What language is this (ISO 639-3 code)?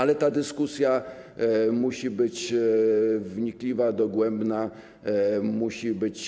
pol